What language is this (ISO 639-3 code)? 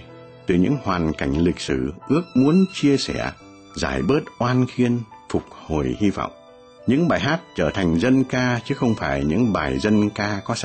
vie